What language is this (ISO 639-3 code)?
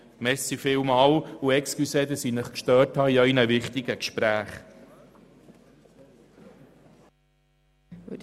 gsw